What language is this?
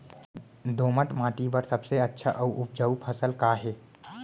Chhattisgarhi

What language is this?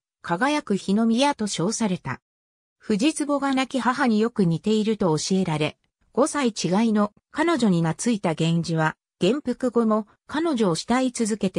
Japanese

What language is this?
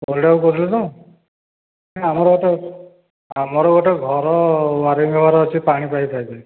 Odia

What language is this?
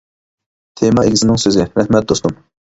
Uyghur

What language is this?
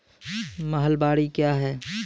Maithili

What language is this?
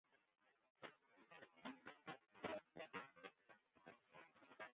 Western Frisian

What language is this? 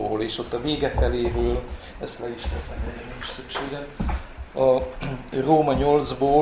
Hungarian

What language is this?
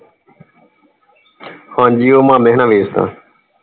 Punjabi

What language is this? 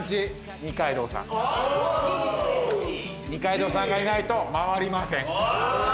Japanese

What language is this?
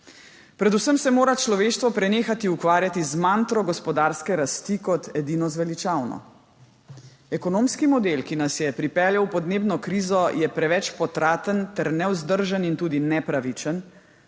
Slovenian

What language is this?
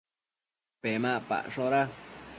Matsés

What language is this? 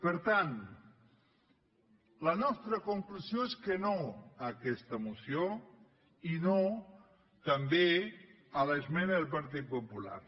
Catalan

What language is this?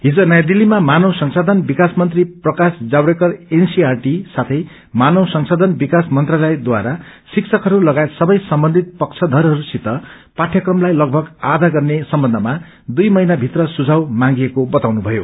Nepali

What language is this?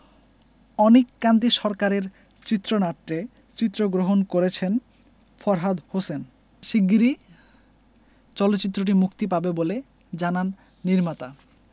Bangla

